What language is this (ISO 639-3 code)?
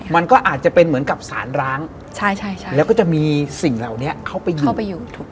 tha